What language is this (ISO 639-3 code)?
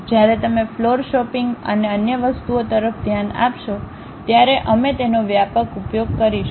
guj